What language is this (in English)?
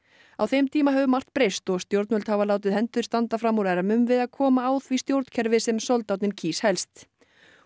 Icelandic